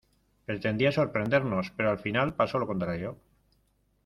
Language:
Spanish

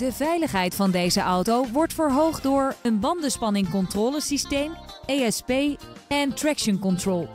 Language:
Dutch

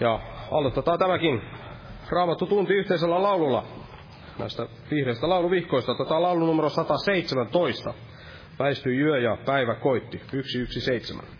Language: Finnish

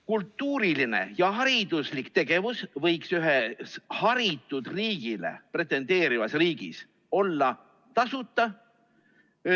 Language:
Estonian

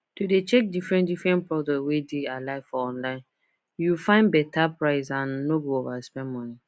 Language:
Nigerian Pidgin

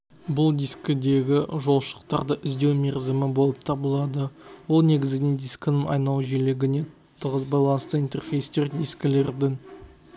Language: Kazakh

